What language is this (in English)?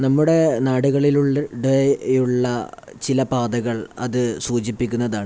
Malayalam